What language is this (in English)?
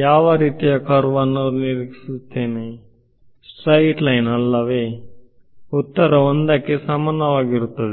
Kannada